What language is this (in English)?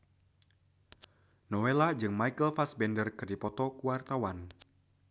Sundanese